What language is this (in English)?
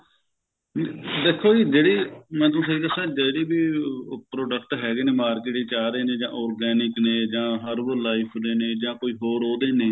Punjabi